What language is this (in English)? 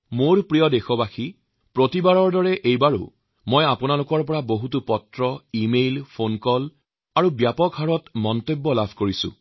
Assamese